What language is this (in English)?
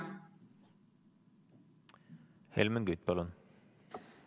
Estonian